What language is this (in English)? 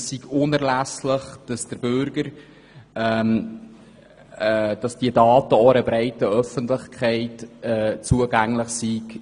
Swiss German